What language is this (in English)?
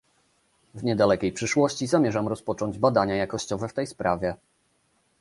Polish